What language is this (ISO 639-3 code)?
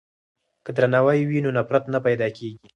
pus